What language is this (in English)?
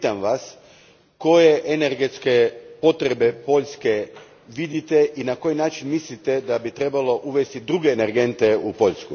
Croatian